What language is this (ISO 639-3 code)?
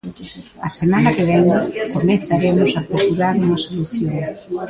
glg